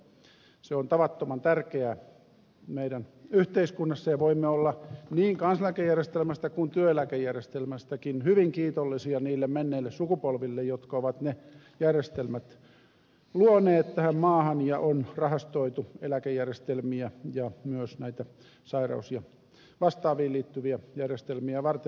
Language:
Finnish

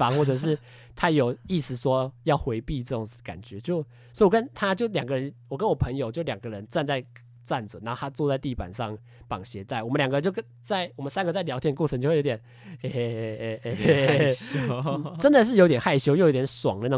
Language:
Chinese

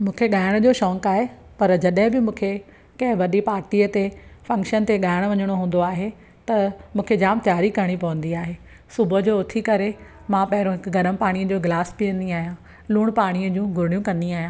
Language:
Sindhi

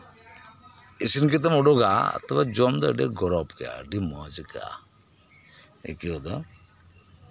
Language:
Santali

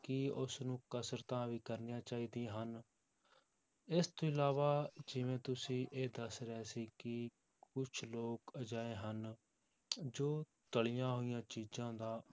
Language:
Punjabi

